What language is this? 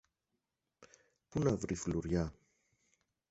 Greek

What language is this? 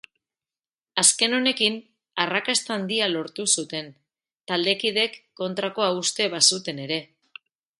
Basque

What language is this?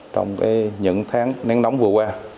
Vietnamese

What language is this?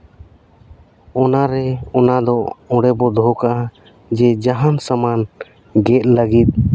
Santali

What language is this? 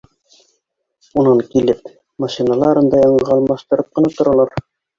Bashkir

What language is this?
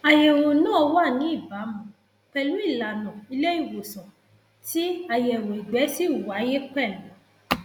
Yoruba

